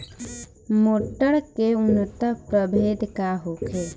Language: Bhojpuri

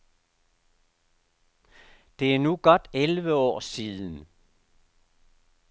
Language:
Danish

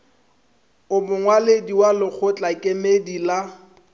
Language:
Northern Sotho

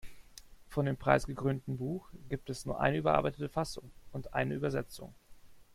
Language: German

